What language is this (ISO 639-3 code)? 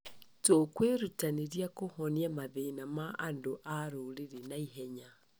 kik